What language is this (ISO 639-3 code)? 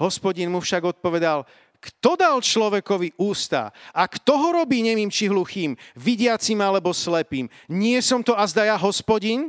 slk